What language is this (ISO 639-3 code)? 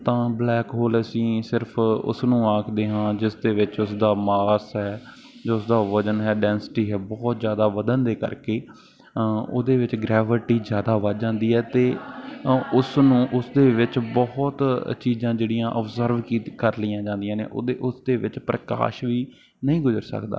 pan